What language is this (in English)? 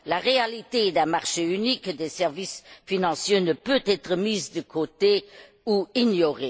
French